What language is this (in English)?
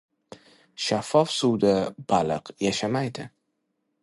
Uzbek